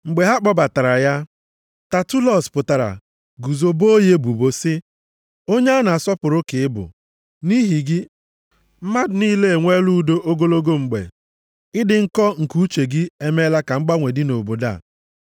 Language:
Igbo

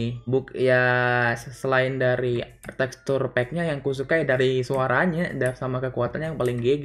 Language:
Indonesian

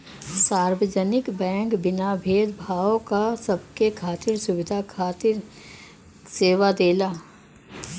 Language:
Bhojpuri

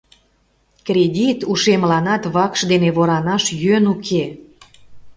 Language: Mari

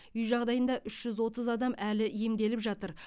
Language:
Kazakh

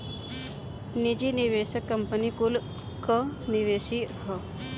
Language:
Bhojpuri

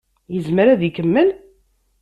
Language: Kabyle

